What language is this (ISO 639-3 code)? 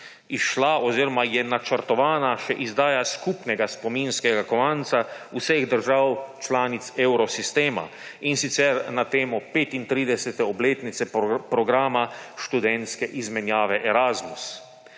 slv